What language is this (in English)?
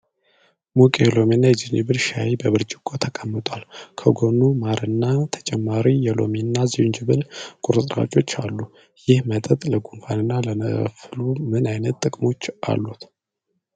Amharic